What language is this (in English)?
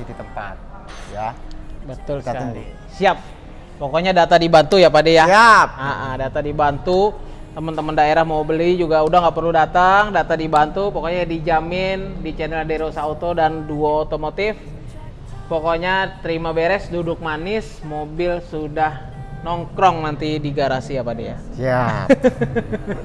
Indonesian